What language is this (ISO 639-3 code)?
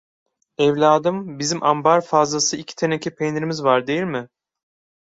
tur